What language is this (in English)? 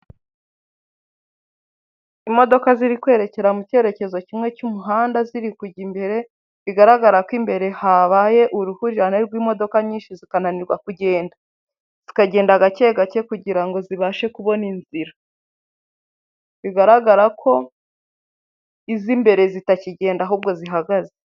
Kinyarwanda